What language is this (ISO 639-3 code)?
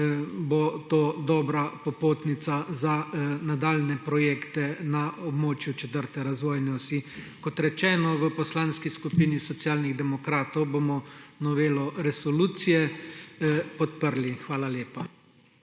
slv